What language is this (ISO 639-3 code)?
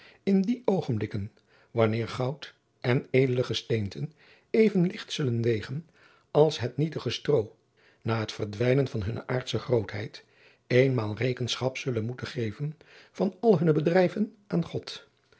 nld